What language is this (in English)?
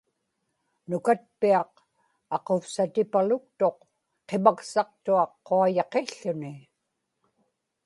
Inupiaq